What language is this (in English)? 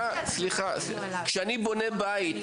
Hebrew